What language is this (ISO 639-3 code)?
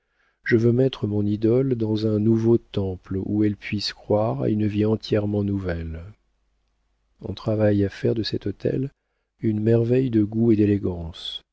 fra